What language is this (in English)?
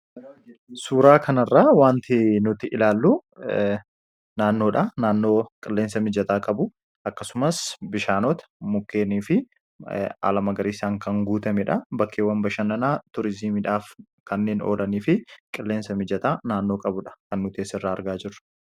Oromo